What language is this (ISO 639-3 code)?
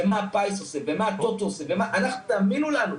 heb